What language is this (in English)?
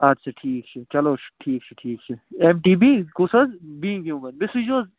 Kashmiri